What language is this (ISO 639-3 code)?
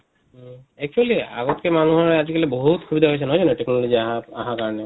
asm